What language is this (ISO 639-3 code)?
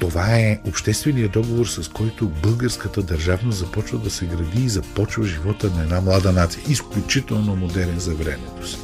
bul